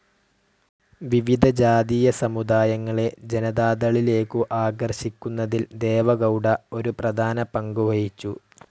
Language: Malayalam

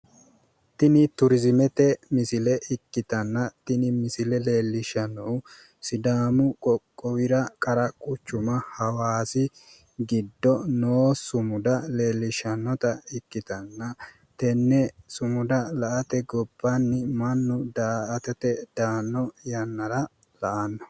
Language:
Sidamo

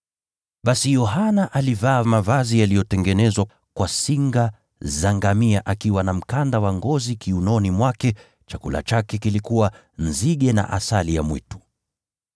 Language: Swahili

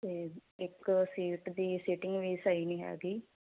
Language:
Punjabi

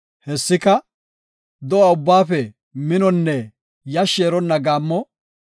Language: Gofa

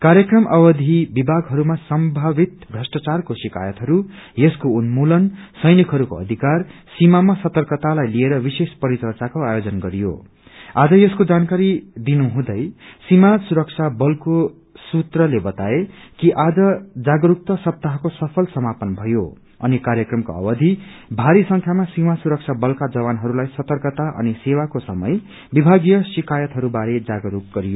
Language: Nepali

